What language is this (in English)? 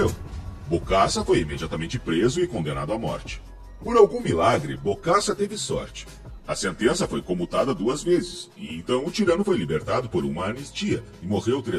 Portuguese